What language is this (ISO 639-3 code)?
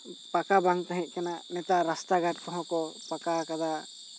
sat